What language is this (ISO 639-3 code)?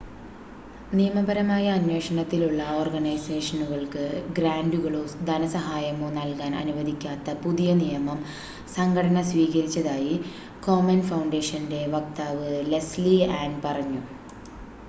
mal